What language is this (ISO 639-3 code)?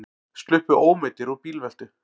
isl